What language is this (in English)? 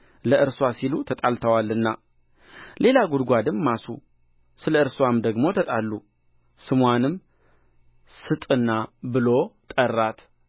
Amharic